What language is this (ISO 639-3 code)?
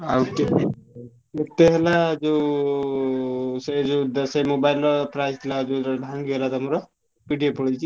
ori